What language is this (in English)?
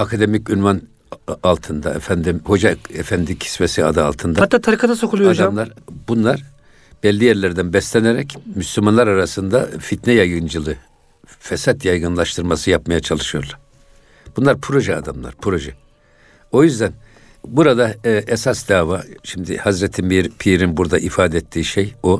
Turkish